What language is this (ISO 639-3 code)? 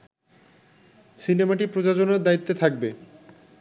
ben